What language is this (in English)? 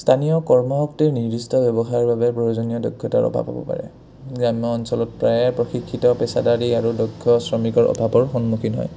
Assamese